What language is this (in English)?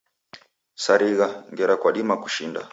Taita